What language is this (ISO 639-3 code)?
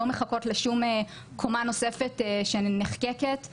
heb